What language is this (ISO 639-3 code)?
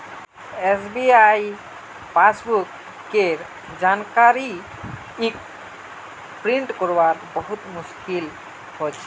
mag